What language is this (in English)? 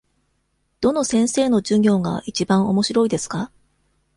Japanese